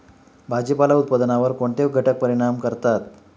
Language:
Marathi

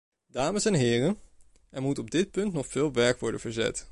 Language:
Dutch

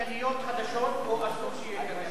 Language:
Hebrew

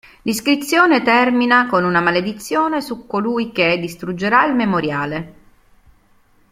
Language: Italian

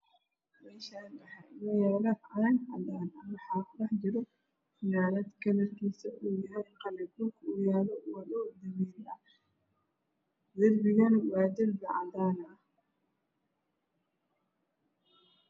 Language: Somali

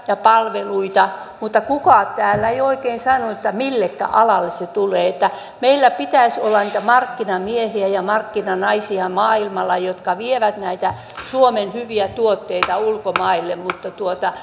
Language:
Finnish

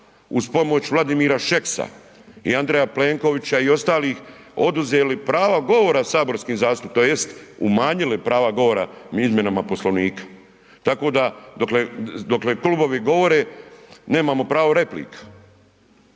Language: Croatian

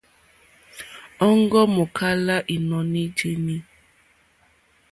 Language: Mokpwe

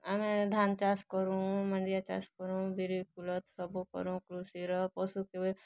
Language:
Odia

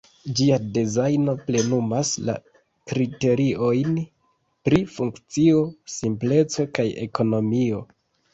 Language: Esperanto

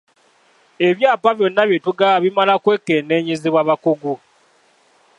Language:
Ganda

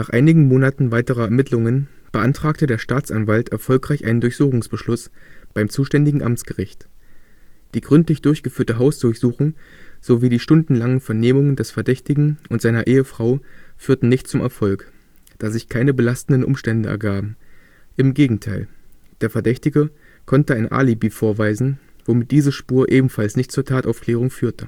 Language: German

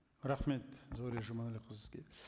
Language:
Kazakh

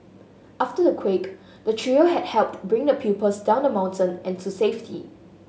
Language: English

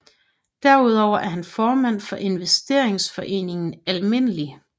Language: Danish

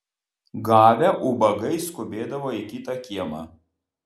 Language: Lithuanian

